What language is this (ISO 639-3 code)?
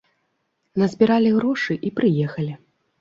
bel